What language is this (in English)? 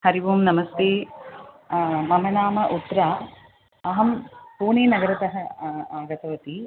Sanskrit